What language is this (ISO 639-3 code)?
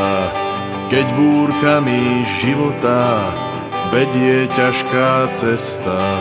slk